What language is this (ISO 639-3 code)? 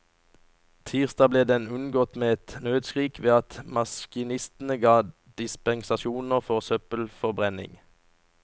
nor